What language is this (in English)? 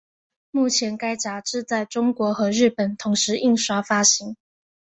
Chinese